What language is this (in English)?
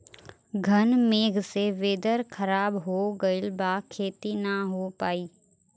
Bhojpuri